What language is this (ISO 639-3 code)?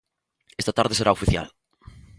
glg